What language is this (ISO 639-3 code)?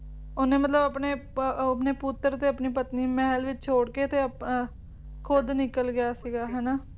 pan